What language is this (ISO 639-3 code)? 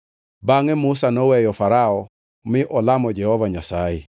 luo